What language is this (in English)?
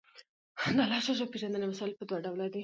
Pashto